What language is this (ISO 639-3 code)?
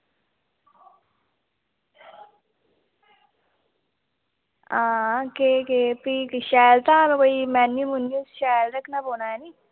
doi